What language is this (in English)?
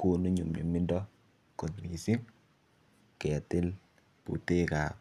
Kalenjin